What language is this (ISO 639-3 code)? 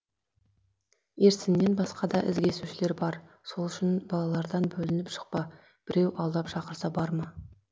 kaz